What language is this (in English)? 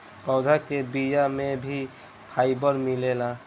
Bhojpuri